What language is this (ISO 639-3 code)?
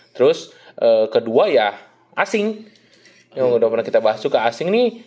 ind